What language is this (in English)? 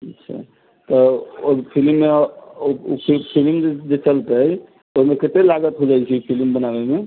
Maithili